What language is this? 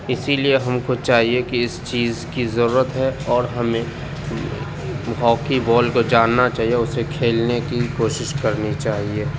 Urdu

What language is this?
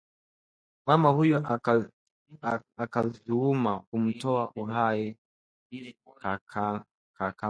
Swahili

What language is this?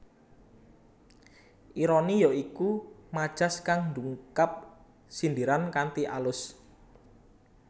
Javanese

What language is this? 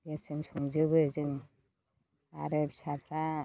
Bodo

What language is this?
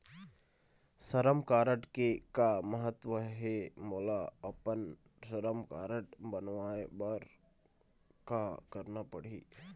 Chhattisgarhi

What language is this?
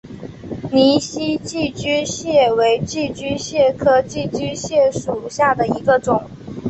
Chinese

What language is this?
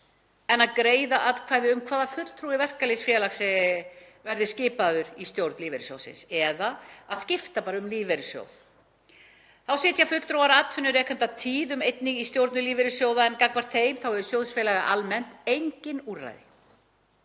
Icelandic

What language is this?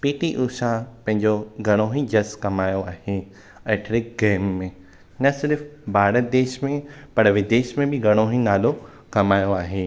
Sindhi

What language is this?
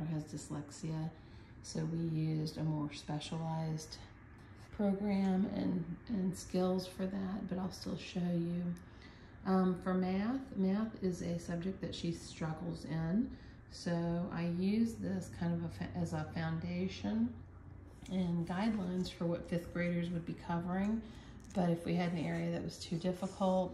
English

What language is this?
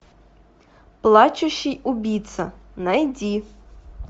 Russian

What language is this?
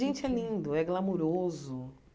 Portuguese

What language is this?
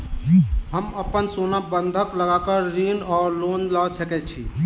Maithili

